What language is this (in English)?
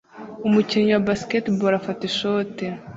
Kinyarwanda